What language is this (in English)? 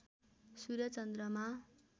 Nepali